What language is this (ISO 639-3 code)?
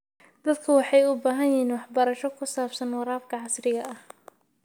som